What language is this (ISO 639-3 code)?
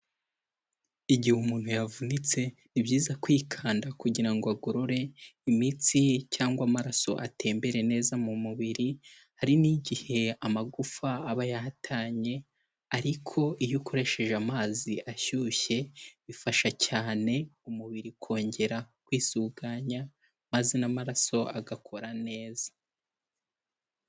kin